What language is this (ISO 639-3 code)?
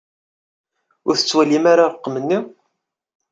kab